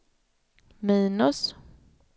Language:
Swedish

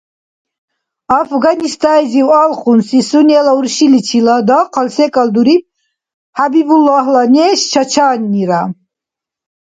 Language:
Dargwa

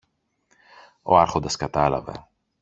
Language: Greek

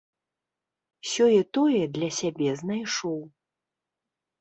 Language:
Belarusian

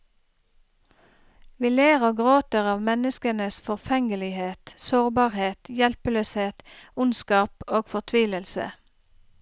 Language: Norwegian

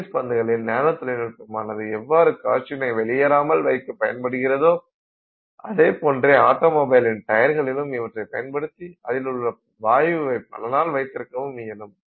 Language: Tamil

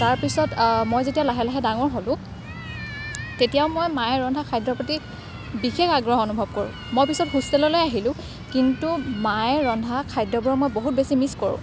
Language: Assamese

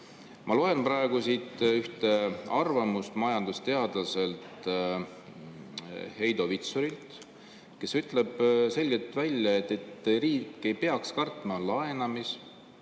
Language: Estonian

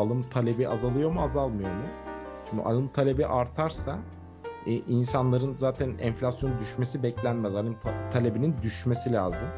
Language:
Turkish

